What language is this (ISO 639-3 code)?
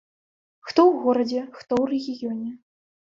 bel